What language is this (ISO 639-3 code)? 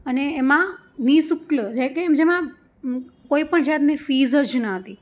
guj